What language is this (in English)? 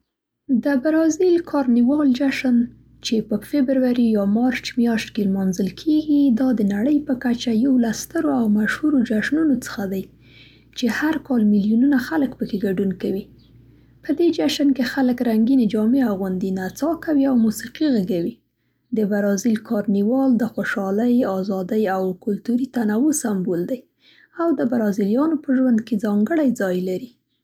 Central Pashto